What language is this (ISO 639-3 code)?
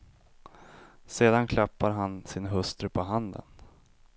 swe